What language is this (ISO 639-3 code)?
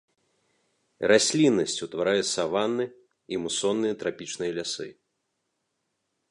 bel